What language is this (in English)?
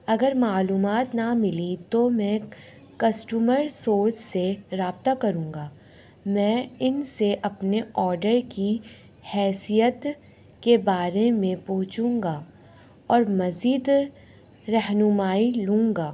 Urdu